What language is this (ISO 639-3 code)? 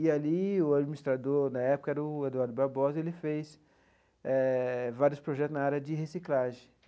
por